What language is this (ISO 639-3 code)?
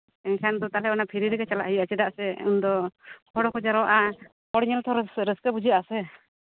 sat